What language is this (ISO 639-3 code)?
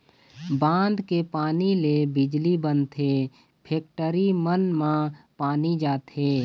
hne